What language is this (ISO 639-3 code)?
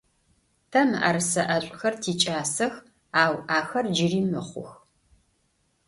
ady